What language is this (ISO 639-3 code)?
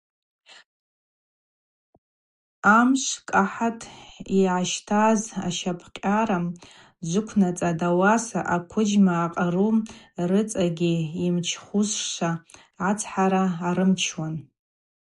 abq